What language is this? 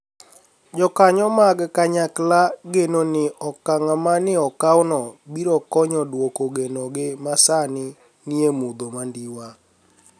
Luo (Kenya and Tanzania)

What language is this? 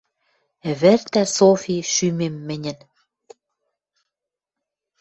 Western Mari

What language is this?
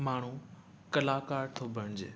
Sindhi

